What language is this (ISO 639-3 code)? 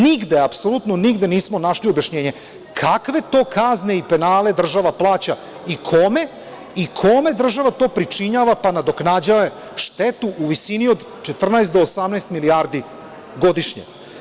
srp